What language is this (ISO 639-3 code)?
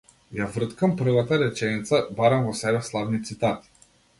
mkd